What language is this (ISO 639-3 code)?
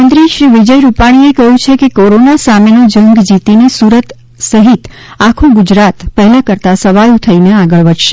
guj